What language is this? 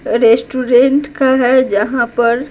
Hindi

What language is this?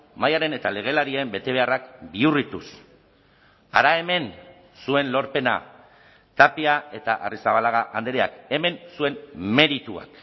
Basque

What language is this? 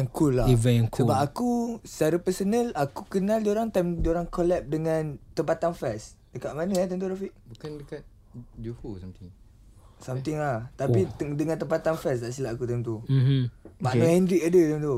Malay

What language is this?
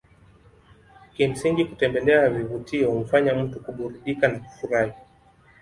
Swahili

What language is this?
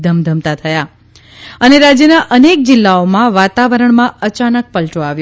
Gujarati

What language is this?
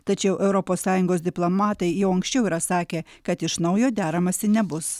Lithuanian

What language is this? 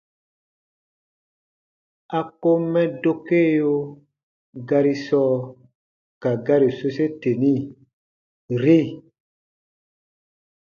Baatonum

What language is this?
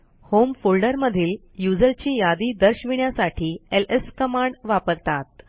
Marathi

